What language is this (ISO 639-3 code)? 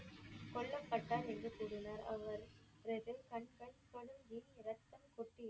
tam